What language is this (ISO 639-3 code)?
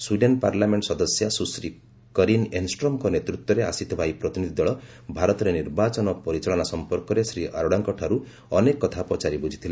ori